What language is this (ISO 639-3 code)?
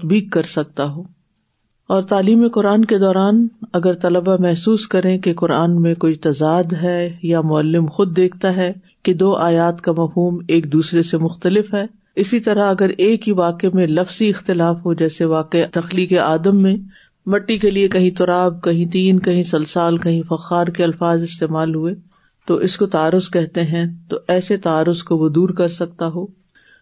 urd